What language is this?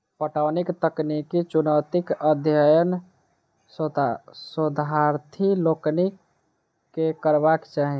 Maithili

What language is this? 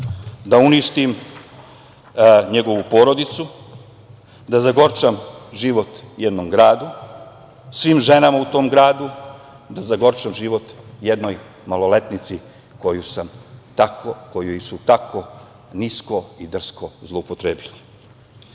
Serbian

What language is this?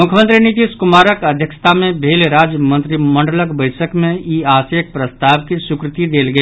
Maithili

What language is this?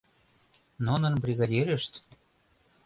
Mari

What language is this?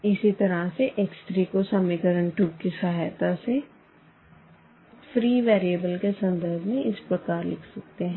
Hindi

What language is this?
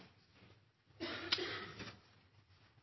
Norwegian Bokmål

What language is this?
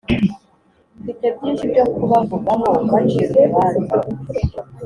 Kinyarwanda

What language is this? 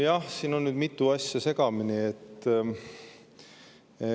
Estonian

